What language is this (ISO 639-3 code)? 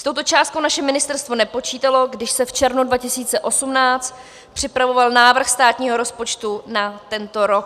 ces